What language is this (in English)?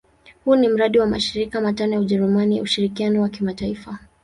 Swahili